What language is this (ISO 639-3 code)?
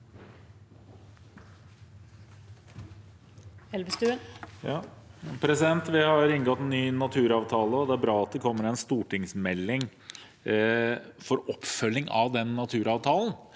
nor